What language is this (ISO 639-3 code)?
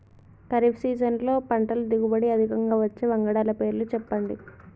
tel